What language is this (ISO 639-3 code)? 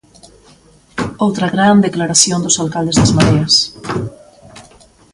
glg